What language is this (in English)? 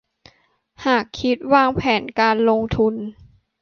Thai